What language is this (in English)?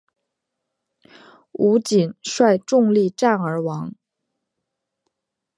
Chinese